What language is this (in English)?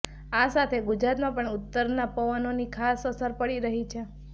Gujarati